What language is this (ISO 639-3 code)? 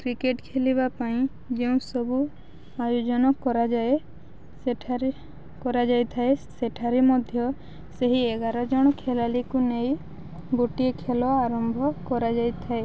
ori